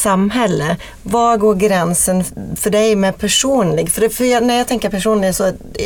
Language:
Swedish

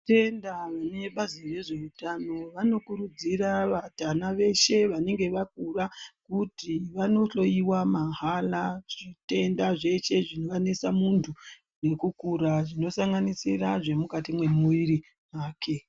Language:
Ndau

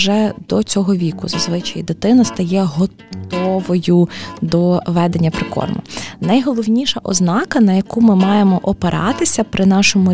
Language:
Ukrainian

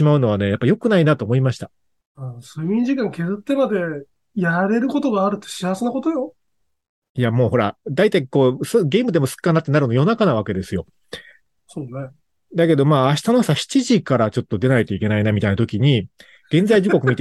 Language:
Japanese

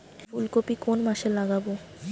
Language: Bangla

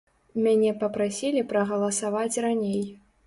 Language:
Belarusian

